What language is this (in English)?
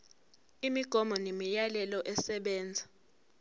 Zulu